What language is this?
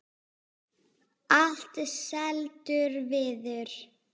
Icelandic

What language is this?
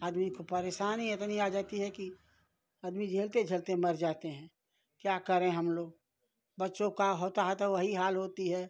Hindi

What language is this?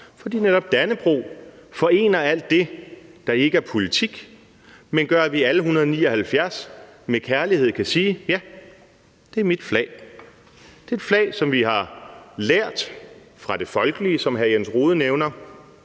Danish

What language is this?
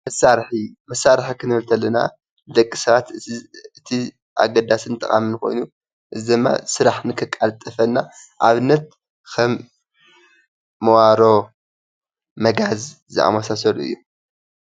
Tigrinya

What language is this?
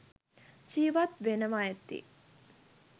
Sinhala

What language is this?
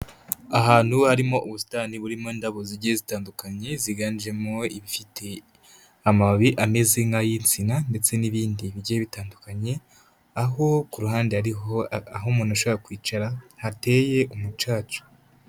Kinyarwanda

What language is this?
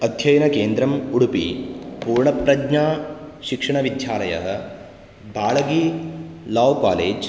Sanskrit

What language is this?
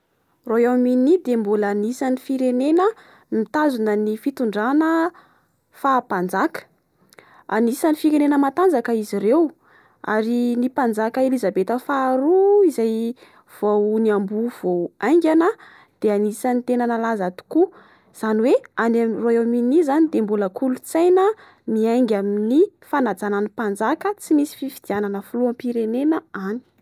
Malagasy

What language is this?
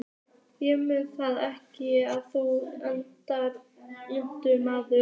Icelandic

